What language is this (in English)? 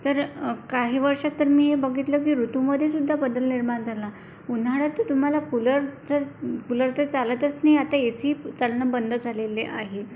Marathi